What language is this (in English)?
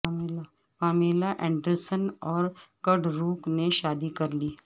Urdu